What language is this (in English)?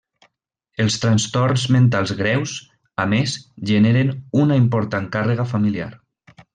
Catalan